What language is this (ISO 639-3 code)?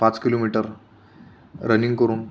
mar